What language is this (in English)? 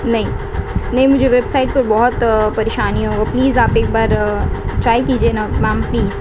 Urdu